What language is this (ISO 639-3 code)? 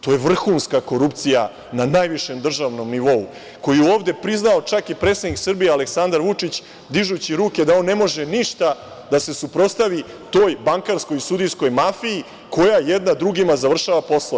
srp